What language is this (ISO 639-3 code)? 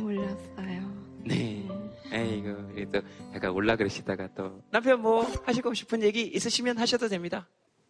kor